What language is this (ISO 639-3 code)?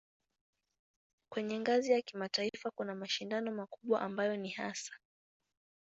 swa